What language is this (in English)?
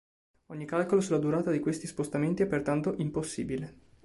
Italian